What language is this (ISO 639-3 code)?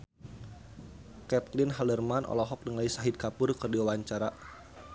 sun